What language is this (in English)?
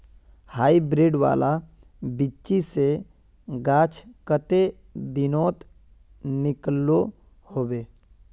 Magahi